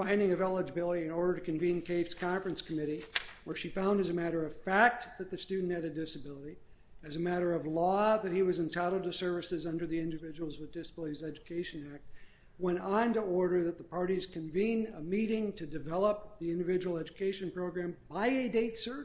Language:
English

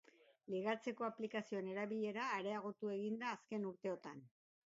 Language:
Basque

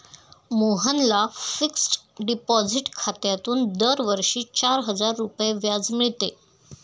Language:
Marathi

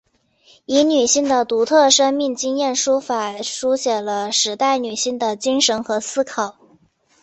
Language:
Chinese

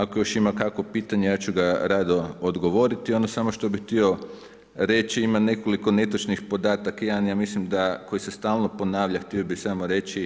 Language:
Croatian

